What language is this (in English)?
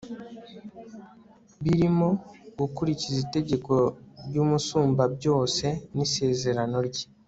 Kinyarwanda